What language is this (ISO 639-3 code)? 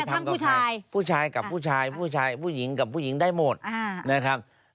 tha